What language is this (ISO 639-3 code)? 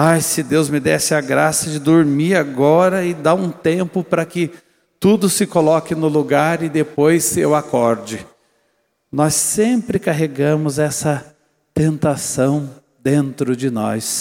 por